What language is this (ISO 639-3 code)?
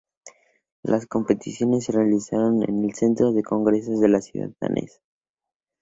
spa